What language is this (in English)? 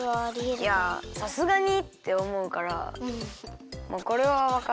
Japanese